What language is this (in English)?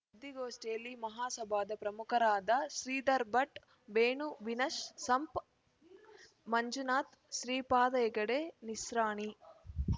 Kannada